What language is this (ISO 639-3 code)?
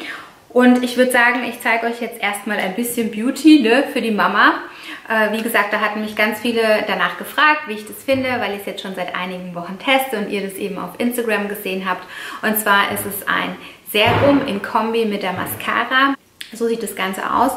deu